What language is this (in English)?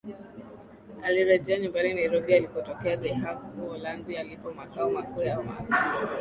Swahili